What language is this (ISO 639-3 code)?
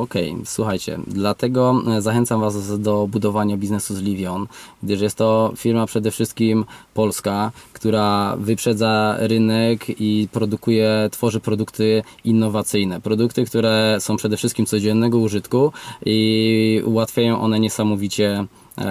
pol